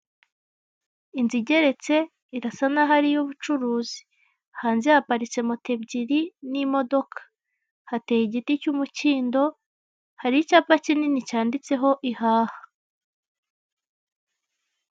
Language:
Kinyarwanda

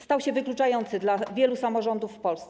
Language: Polish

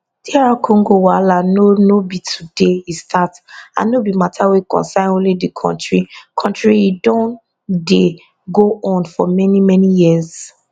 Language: Nigerian Pidgin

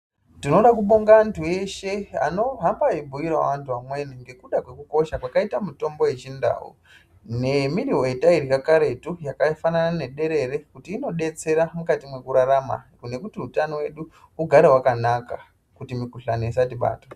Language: Ndau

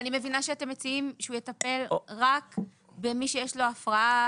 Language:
Hebrew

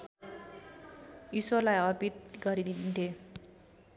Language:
Nepali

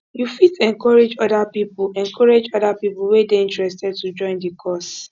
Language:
Nigerian Pidgin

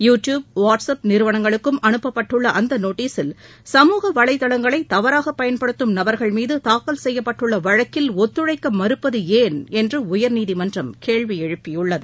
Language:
Tamil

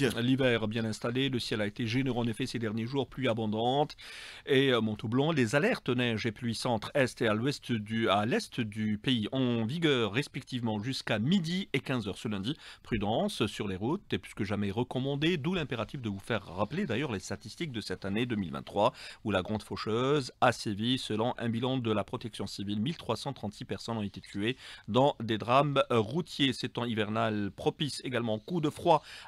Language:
French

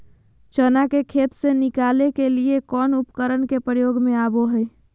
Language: Magahi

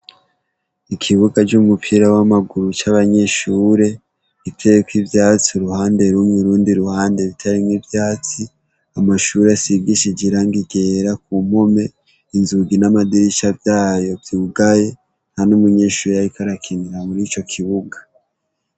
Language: Rundi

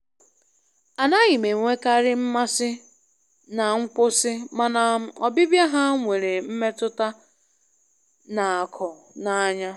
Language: Igbo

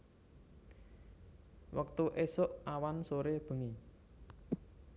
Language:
Javanese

